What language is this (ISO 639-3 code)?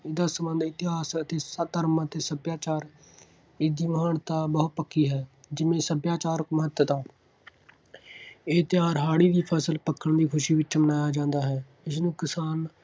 pan